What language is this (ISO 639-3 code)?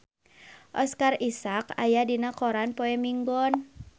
sun